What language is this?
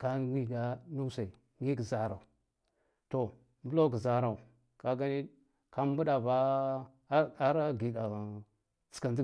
Guduf-Gava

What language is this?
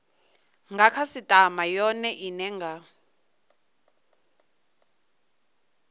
Venda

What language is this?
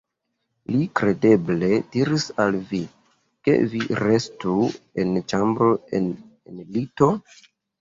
Esperanto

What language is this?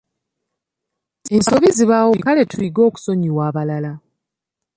Ganda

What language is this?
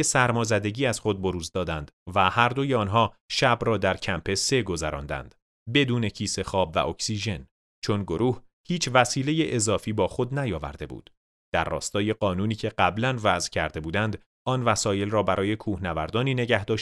Persian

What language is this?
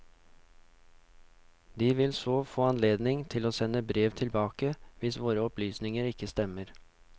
Norwegian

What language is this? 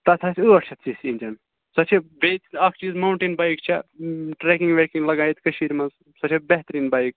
Kashmiri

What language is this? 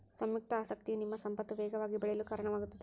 Kannada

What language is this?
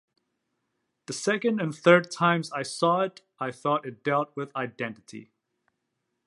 English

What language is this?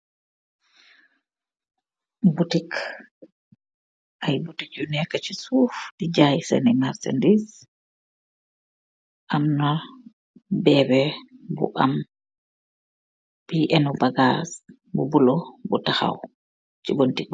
Wolof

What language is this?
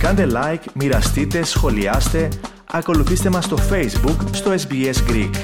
Greek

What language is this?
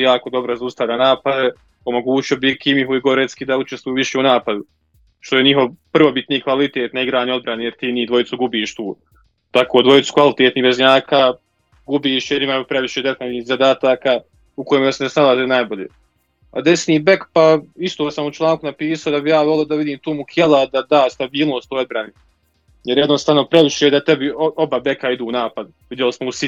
Croatian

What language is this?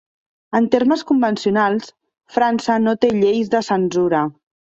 Catalan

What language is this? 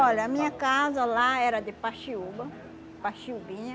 Portuguese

